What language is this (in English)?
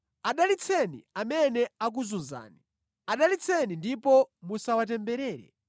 Nyanja